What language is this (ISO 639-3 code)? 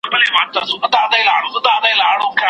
pus